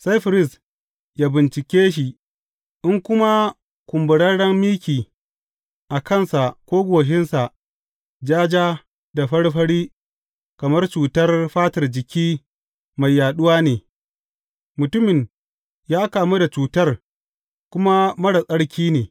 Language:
Hausa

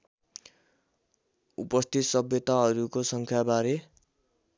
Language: Nepali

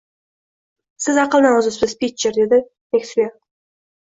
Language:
Uzbek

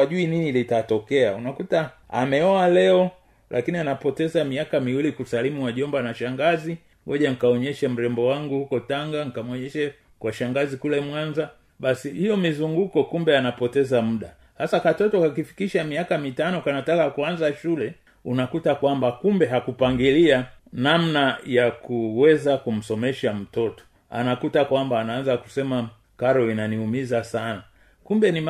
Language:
Swahili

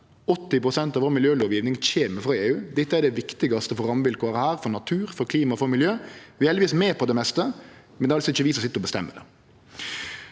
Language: Norwegian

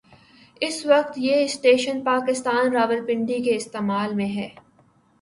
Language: Urdu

